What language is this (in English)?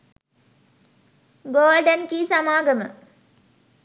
Sinhala